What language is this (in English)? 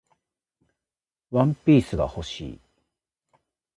Japanese